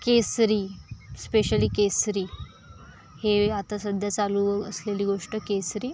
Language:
Marathi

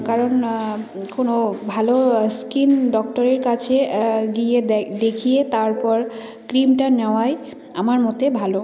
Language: Bangla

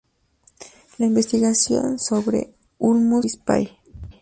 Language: Spanish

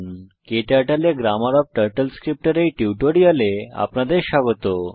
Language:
Bangla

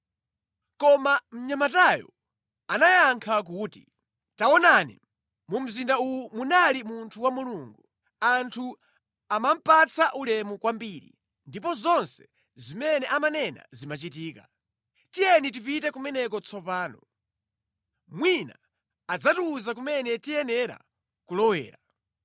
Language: Nyanja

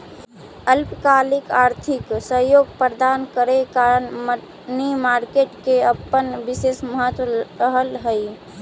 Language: Magahi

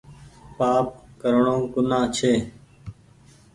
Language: Goaria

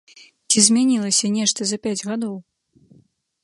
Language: Belarusian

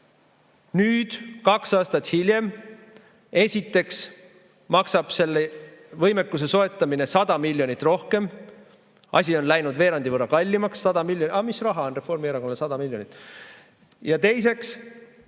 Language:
Estonian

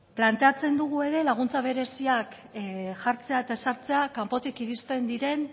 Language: Basque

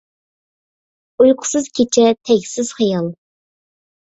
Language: Uyghur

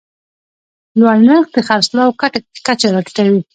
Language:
Pashto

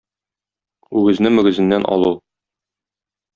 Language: Tatar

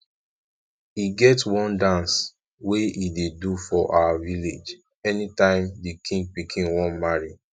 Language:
Nigerian Pidgin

